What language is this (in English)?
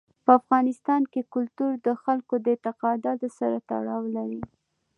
Pashto